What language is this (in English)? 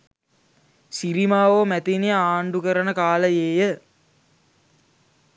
Sinhala